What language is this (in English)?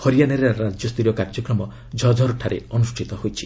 Odia